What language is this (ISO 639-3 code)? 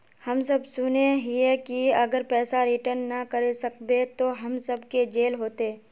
mag